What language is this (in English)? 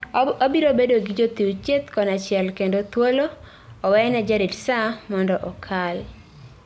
Luo (Kenya and Tanzania)